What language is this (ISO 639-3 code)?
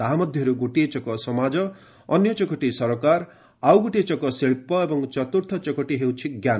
ori